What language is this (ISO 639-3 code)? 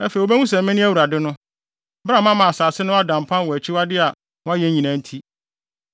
aka